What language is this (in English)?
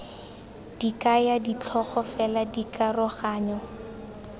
Tswana